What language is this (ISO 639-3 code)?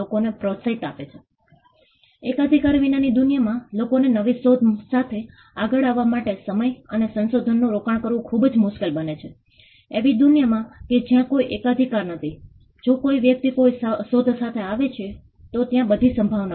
guj